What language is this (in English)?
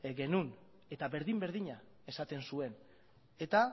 Basque